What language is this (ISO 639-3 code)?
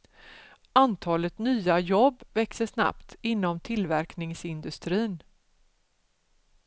swe